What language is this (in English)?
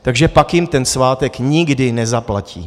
Czech